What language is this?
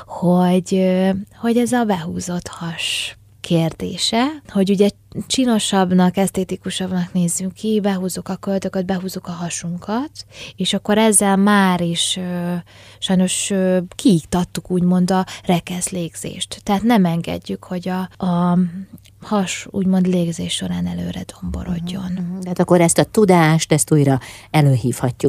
Hungarian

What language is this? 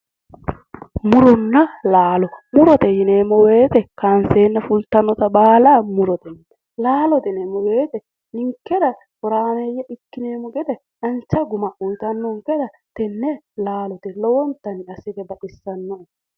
Sidamo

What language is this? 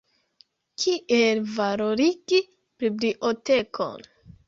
Esperanto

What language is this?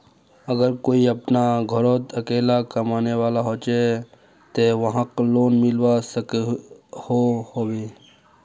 Magahi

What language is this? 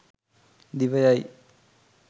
Sinhala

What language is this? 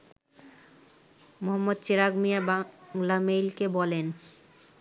Bangla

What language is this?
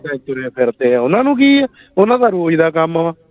Punjabi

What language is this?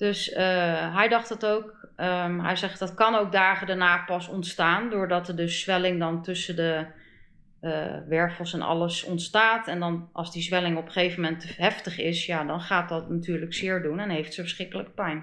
Dutch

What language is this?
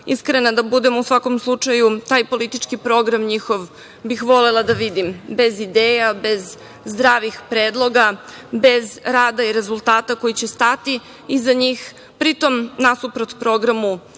Serbian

